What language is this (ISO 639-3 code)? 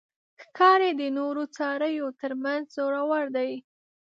pus